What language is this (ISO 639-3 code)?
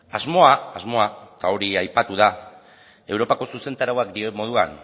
eus